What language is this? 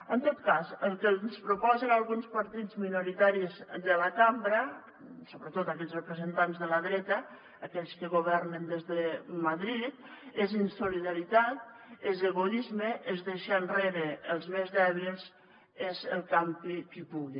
Catalan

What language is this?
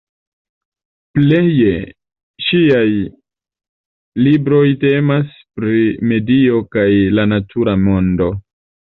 Esperanto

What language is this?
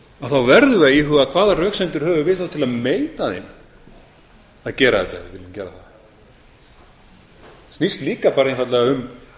Icelandic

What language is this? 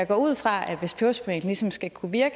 Danish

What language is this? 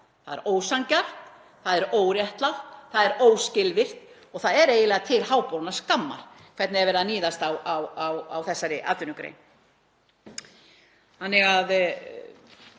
Icelandic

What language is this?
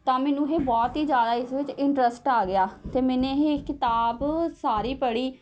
Punjabi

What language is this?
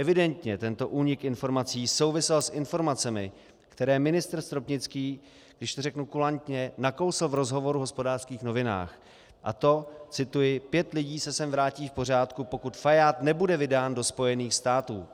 Czech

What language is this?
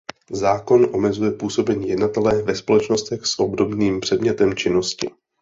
Czech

